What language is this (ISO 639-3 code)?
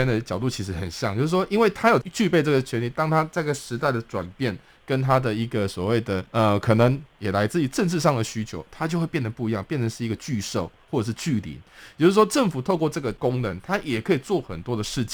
zho